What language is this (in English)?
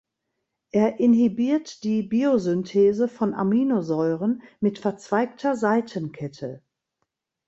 German